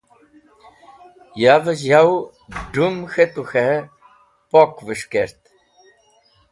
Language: Wakhi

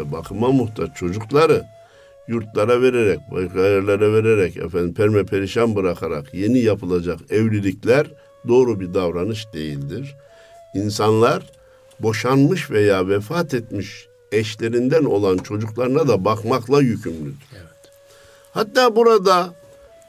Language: Turkish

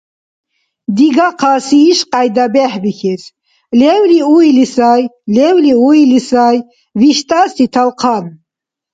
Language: Dargwa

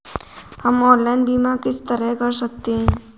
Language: Hindi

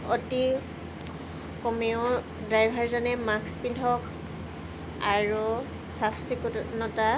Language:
Assamese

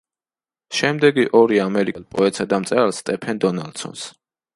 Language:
Georgian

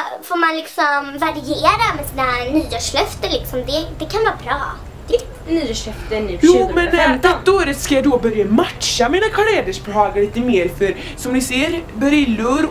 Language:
Swedish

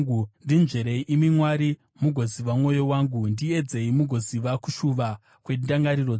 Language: Shona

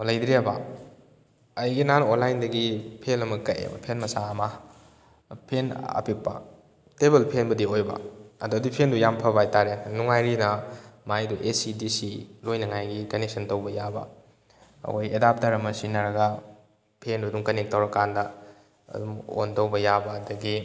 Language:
Manipuri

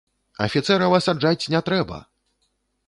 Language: Belarusian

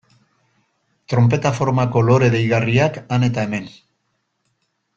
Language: Basque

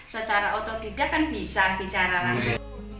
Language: Indonesian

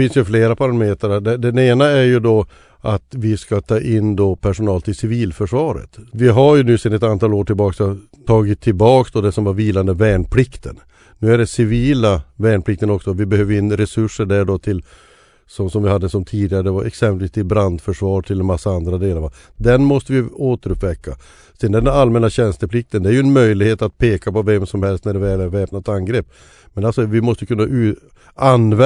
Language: Swedish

